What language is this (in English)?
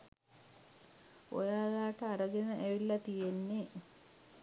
Sinhala